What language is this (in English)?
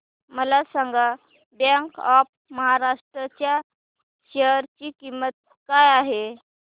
Marathi